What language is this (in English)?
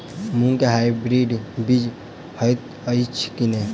Maithili